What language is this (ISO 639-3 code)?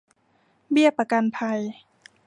tha